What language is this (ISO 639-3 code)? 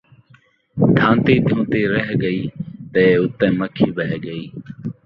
skr